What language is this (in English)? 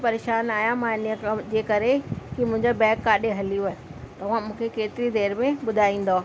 Sindhi